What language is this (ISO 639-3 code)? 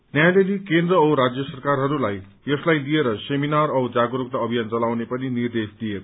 nep